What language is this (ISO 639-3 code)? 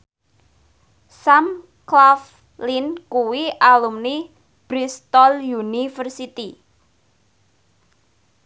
jav